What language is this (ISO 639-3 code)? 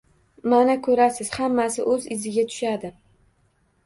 uzb